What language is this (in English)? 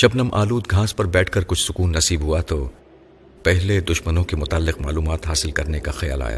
Urdu